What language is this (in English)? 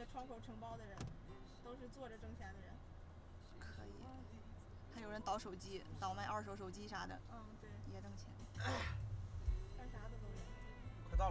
Chinese